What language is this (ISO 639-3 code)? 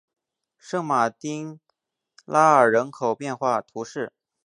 zho